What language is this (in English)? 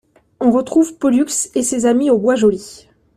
French